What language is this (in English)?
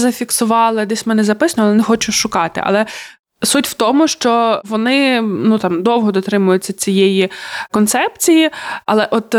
Ukrainian